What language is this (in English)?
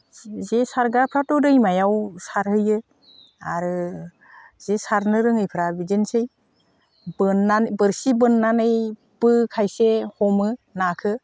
Bodo